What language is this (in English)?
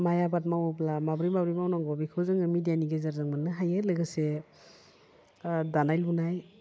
Bodo